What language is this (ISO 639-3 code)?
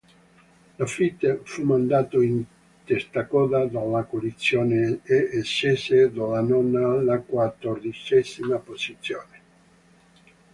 ita